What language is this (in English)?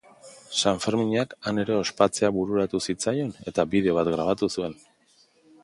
Basque